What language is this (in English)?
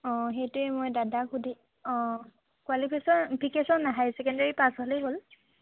Assamese